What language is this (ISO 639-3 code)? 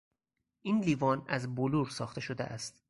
fas